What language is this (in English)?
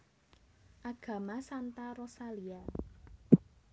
Javanese